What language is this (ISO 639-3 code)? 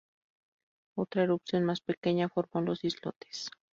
spa